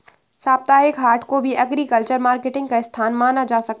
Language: Hindi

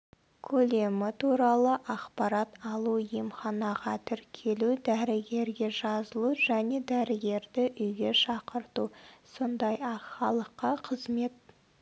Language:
Kazakh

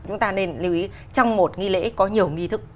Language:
Vietnamese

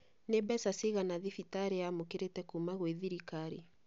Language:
Kikuyu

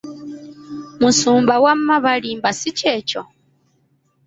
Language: Ganda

